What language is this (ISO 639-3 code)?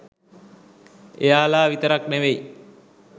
sin